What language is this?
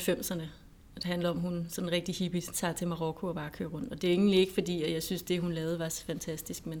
Danish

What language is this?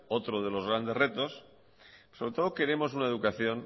Spanish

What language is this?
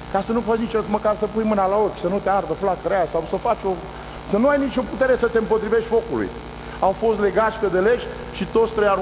Romanian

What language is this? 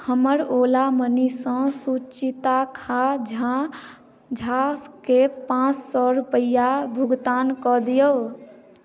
Maithili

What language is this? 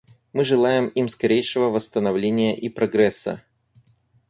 Russian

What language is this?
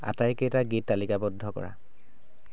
Assamese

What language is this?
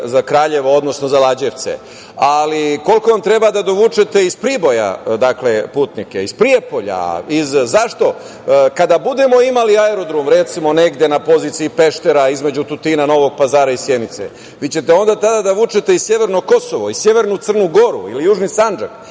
Serbian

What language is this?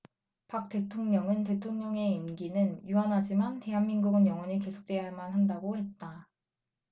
Korean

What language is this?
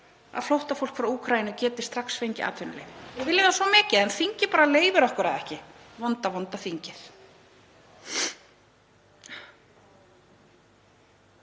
Icelandic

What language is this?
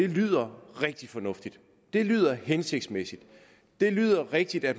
Danish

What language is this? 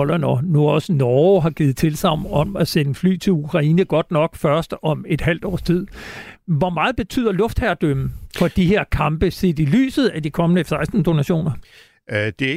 Danish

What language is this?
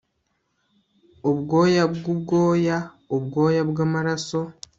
Kinyarwanda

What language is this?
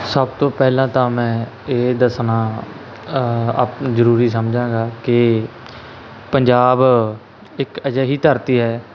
Punjabi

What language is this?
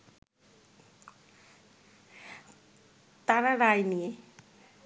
Bangla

